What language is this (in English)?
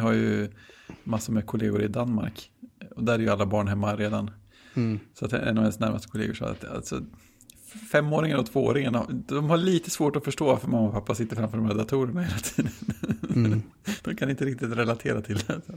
Swedish